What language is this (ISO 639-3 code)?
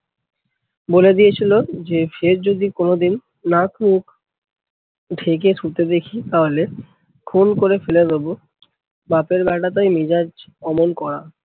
ben